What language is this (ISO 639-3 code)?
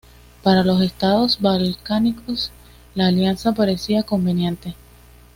spa